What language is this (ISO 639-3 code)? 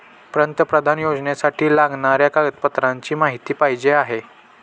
mar